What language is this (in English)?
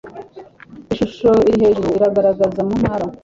Kinyarwanda